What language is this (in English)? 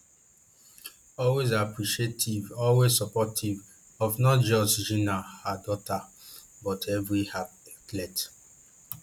Nigerian Pidgin